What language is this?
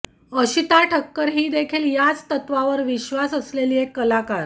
Marathi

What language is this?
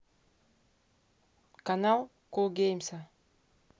Russian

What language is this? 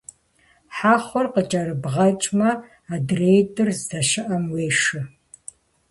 Kabardian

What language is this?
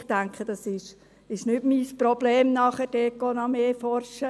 Swiss German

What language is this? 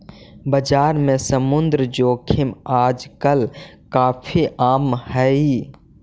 Magahi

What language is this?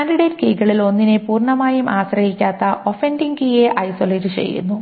Malayalam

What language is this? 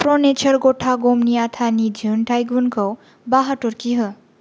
Bodo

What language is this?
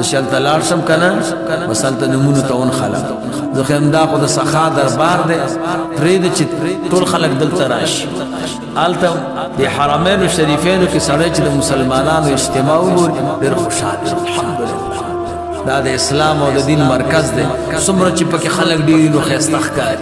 Hindi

